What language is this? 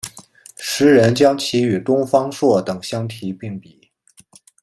Chinese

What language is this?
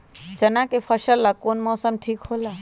Magahi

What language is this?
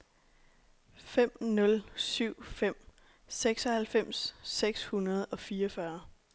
Danish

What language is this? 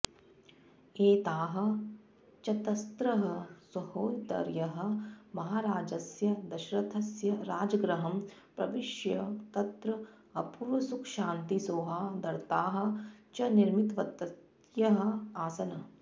Sanskrit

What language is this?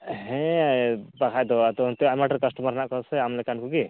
Santali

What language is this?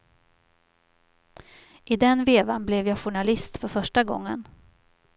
Swedish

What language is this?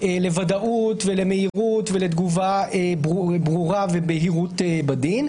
Hebrew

